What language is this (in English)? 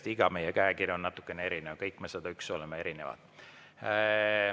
Estonian